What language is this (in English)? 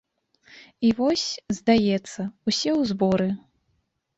Belarusian